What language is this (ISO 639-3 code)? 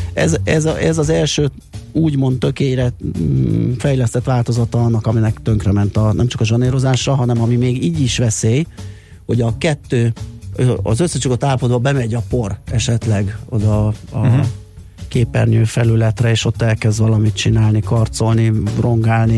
hun